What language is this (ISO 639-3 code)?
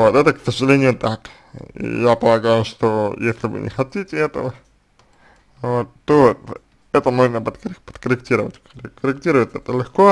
rus